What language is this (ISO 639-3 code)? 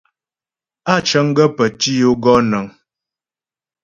bbj